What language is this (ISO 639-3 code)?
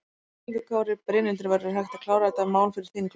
isl